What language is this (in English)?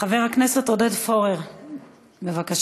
Hebrew